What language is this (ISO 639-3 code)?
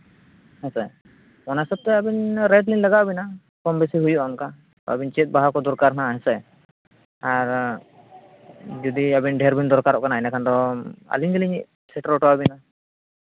sat